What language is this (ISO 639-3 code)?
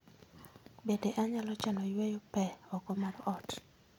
luo